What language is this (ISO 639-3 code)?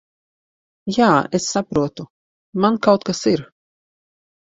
lav